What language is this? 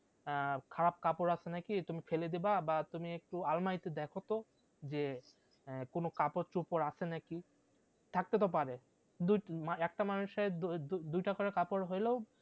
Bangla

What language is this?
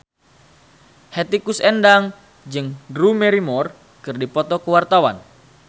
Sundanese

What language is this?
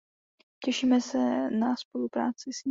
Czech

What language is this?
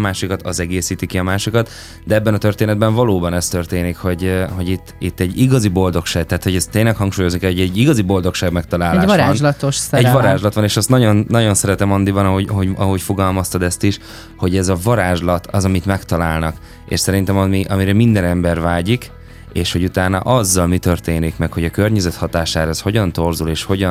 Hungarian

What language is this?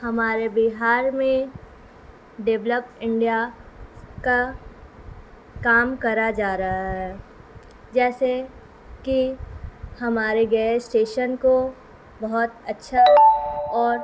Urdu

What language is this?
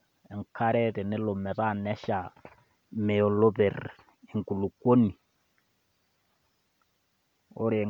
Masai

